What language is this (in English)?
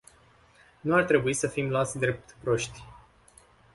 Romanian